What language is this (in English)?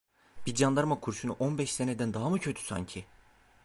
Turkish